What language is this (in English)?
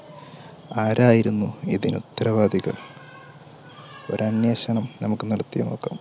Malayalam